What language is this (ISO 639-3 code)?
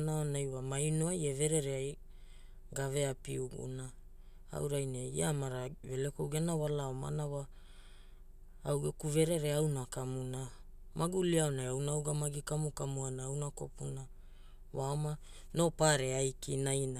hul